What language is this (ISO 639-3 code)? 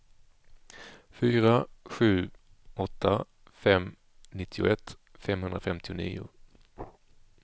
swe